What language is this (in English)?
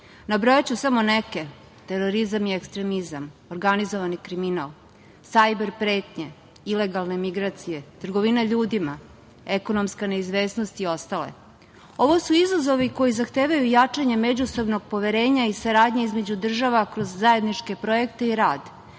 Serbian